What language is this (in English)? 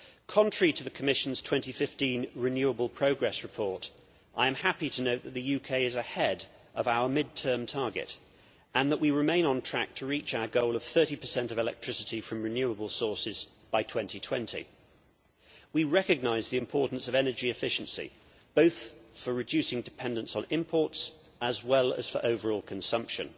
English